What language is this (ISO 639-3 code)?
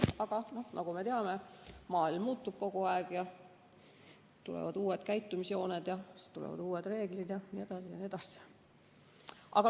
est